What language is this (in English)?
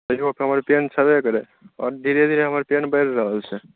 Maithili